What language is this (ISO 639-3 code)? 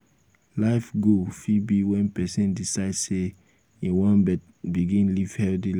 pcm